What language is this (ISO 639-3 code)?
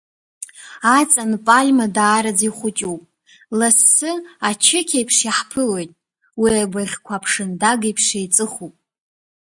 abk